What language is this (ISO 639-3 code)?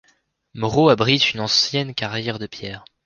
fra